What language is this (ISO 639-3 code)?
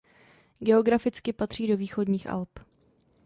ces